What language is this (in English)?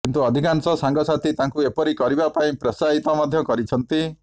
Odia